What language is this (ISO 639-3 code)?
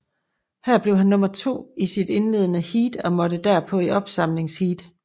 dan